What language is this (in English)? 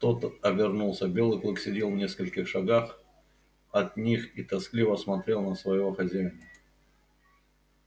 Russian